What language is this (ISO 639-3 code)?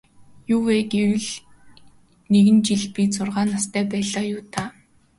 mon